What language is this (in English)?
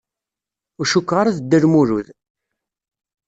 Kabyle